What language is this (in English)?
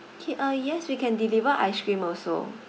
English